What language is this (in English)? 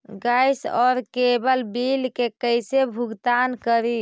Magahi